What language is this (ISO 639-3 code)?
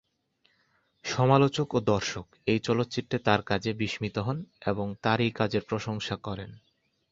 ben